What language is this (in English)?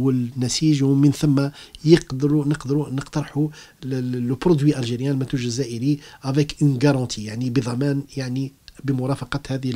Arabic